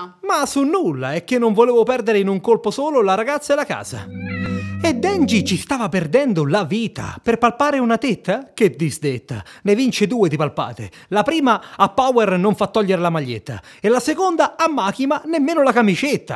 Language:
Italian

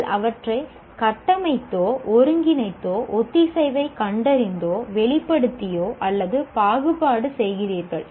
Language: Tamil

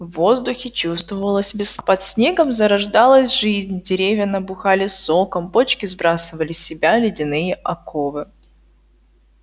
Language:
Russian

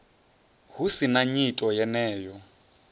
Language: Venda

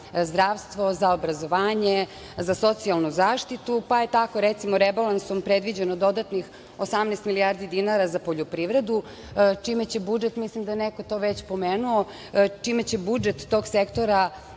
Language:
Serbian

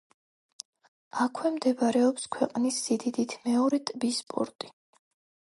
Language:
Georgian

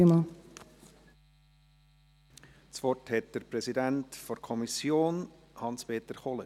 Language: Swiss German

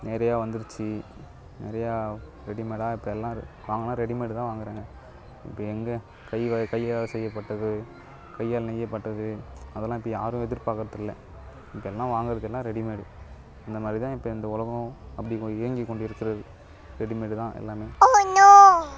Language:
Tamil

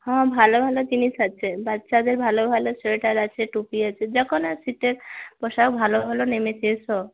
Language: Bangla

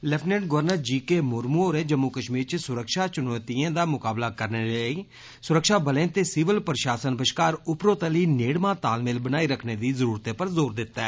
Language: Dogri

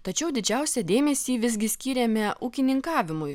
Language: Lithuanian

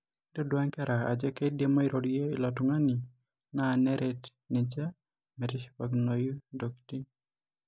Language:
Masai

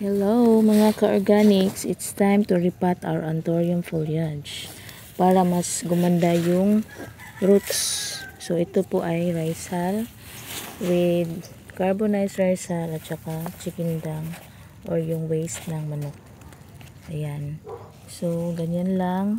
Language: Filipino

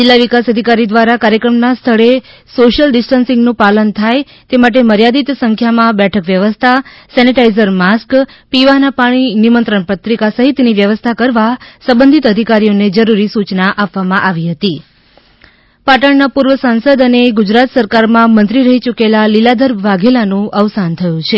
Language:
Gujarati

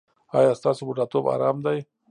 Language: Pashto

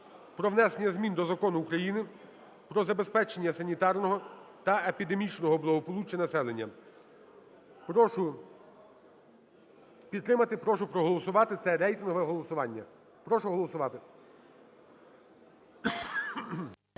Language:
Ukrainian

